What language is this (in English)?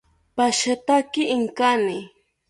South Ucayali Ashéninka